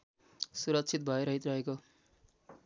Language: Nepali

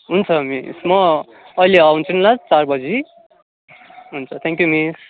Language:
Nepali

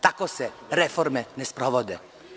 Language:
Serbian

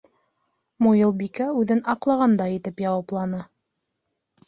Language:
Bashkir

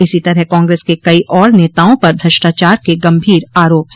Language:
Hindi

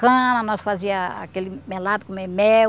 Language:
Portuguese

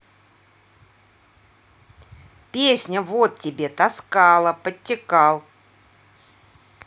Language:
Russian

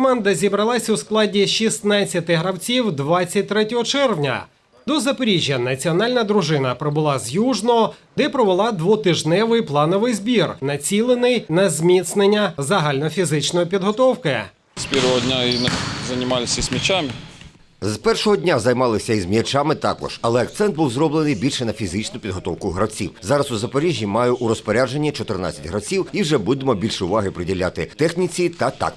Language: Ukrainian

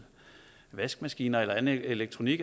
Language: Danish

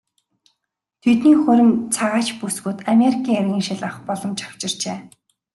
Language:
Mongolian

